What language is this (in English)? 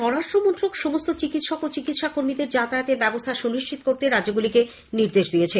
Bangla